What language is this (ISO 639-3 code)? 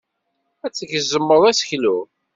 kab